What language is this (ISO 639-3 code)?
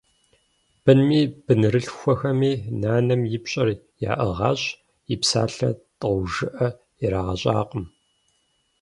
kbd